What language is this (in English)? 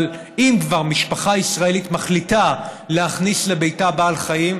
Hebrew